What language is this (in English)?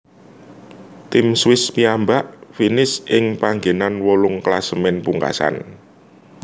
Javanese